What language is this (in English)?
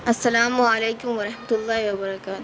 Urdu